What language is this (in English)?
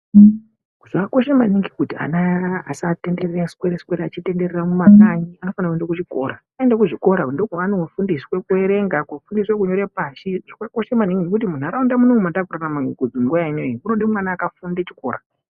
Ndau